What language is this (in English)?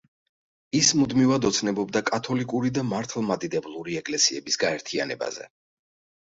Georgian